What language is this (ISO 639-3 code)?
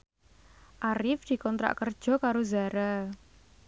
jav